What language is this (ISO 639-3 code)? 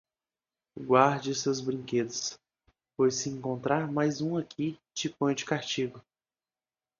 por